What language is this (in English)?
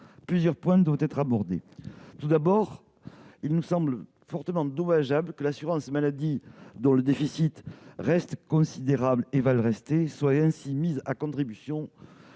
French